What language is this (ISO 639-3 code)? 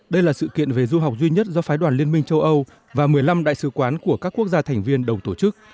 vie